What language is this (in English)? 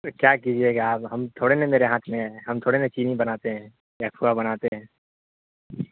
Urdu